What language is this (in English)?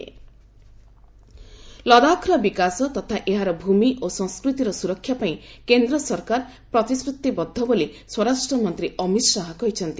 Odia